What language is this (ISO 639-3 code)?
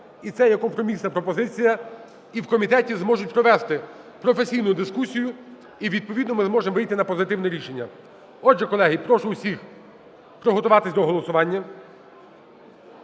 ukr